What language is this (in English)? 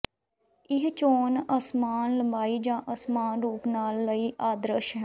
Punjabi